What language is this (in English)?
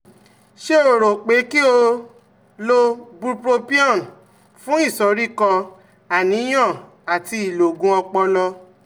Yoruba